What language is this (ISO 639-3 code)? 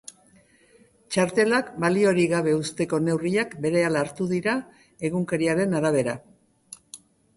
eus